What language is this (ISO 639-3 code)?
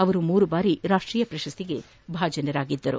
kan